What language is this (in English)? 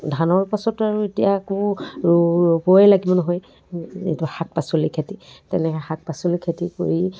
Assamese